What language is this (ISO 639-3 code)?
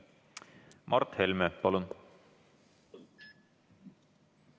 est